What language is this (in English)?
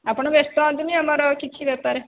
Odia